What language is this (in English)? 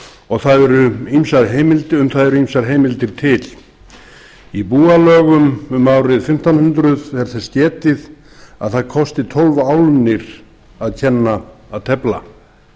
Icelandic